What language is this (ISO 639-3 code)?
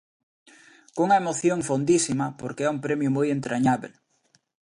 glg